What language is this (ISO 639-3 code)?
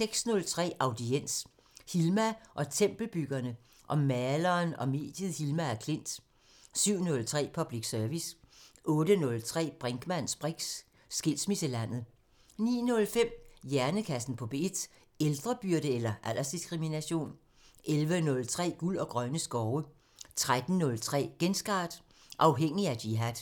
dan